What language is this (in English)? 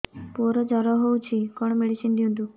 Odia